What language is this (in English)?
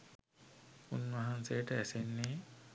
Sinhala